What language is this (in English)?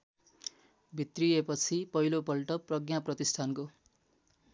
Nepali